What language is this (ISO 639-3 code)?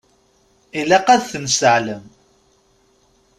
kab